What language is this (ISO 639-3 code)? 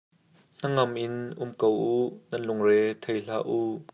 cnh